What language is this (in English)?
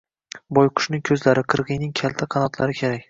Uzbek